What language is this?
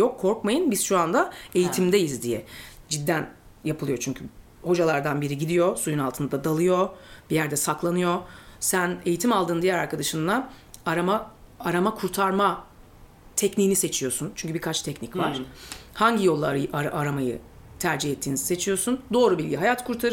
Turkish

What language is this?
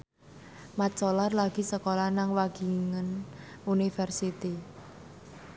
Javanese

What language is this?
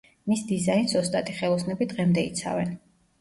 Georgian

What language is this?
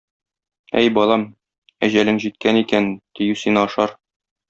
Tatar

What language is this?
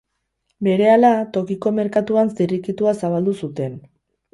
Basque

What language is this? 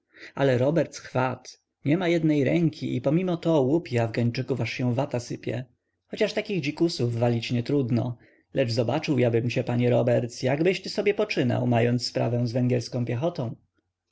Polish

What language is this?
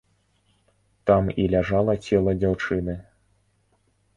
Belarusian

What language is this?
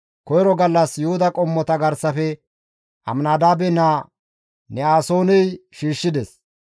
Gamo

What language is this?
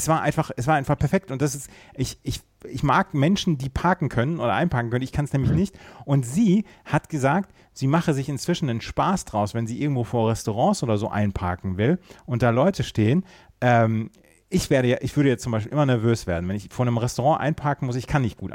German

